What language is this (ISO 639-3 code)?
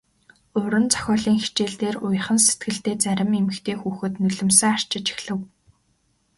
mon